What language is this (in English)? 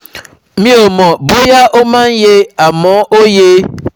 Yoruba